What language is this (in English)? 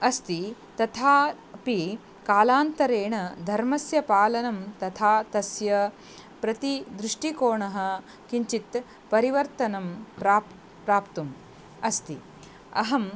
Sanskrit